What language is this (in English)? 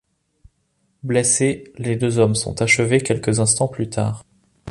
French